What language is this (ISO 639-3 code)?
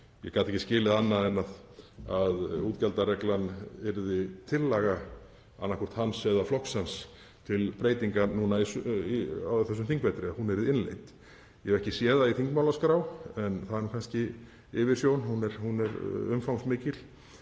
isl